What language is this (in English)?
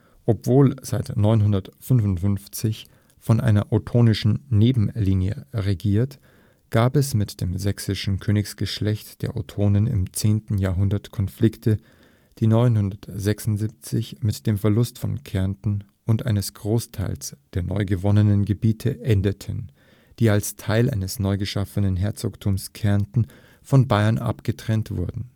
German